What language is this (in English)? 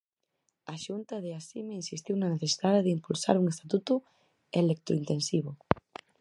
Galician